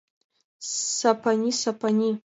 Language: Mari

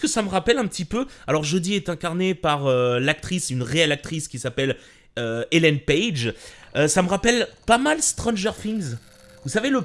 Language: French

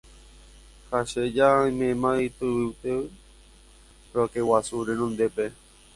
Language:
Guarani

